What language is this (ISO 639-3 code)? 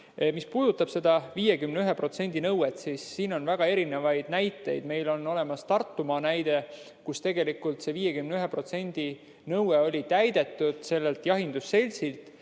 est